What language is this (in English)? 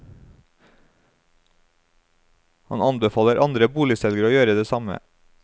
Norwegian